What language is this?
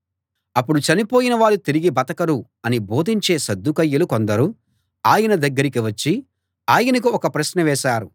Telugu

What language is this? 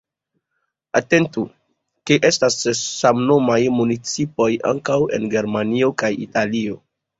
Esperanto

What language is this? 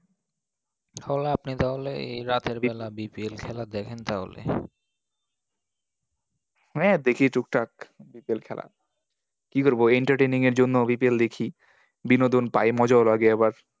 Bangla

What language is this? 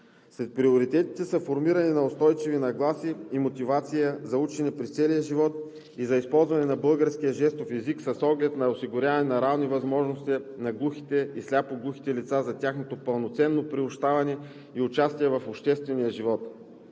Bulgarian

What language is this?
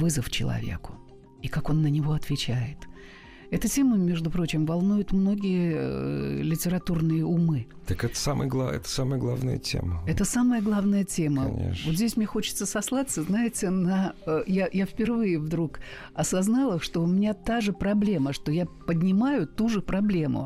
Russian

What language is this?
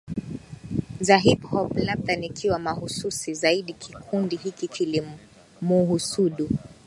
Swahili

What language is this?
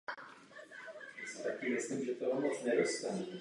Czech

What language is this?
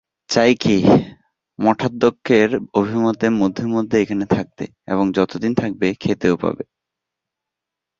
Bangla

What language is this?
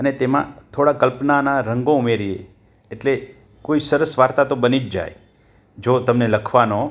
Gujarati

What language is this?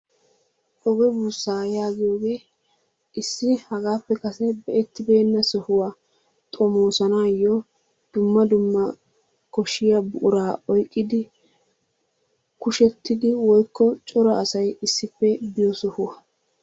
Wolaytta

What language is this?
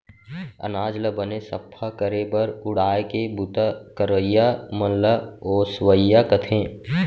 Chhattisgarhi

